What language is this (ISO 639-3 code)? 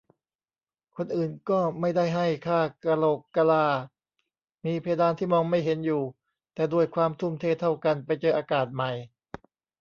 tha